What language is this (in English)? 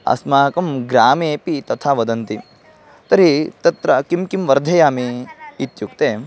Sanskrit